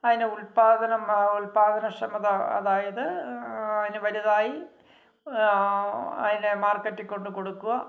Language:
Malayalam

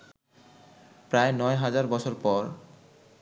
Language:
Bangla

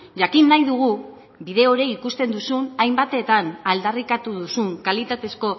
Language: Basque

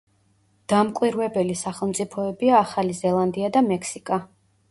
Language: Georgian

